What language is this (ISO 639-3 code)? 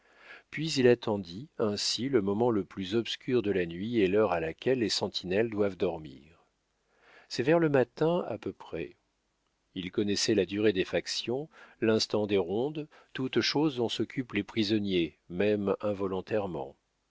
fra